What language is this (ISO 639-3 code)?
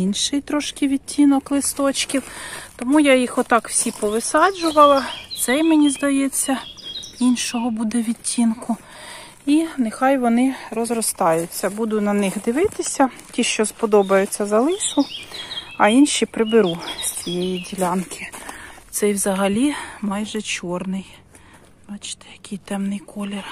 ukr